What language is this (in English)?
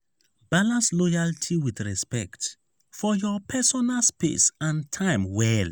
Nigerian Pidgin